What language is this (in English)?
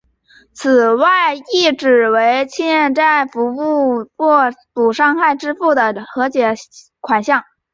Chinese